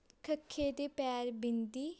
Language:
Punjabi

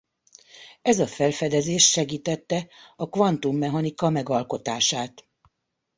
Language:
Hungarian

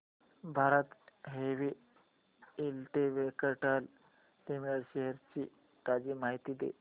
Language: Marathi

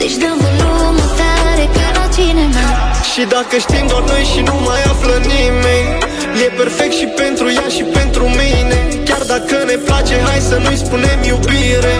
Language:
Romanian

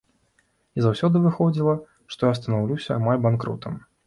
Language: Belarusian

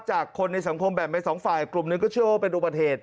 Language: Thai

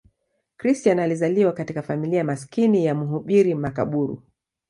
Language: Swahili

